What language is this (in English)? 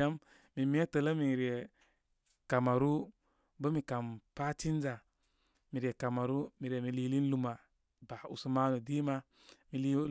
Koma